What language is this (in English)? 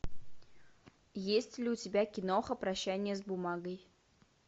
Russian